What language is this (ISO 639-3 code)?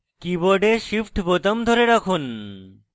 ben